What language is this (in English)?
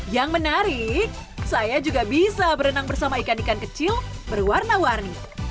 Indonesian